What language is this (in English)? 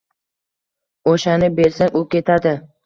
Uzbek